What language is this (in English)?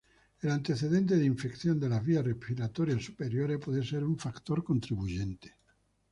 Spanish